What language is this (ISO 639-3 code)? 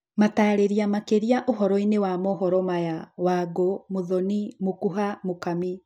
kik